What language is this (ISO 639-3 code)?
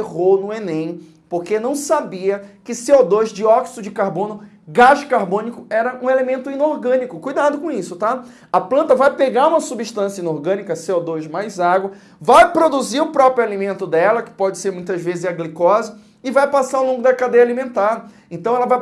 por